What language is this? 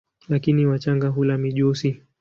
Swahili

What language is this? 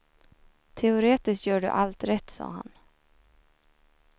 Swedish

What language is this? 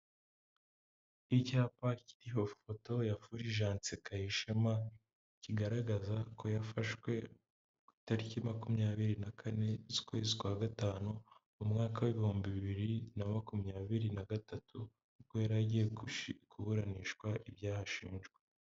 Kinyarwanda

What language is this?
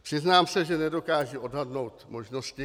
Czech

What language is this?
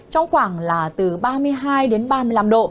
Vietnamese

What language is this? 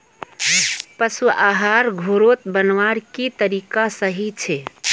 Magahi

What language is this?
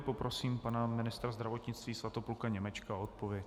Czech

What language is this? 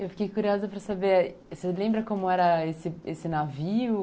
Portuguese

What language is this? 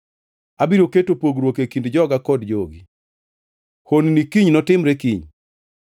Luo (Kenya and Tanzania)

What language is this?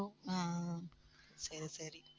Tamil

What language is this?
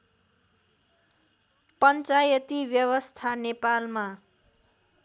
Nepali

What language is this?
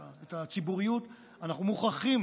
Hebrew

